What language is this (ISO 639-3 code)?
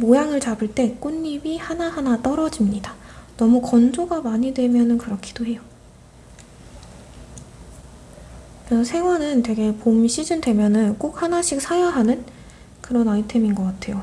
kor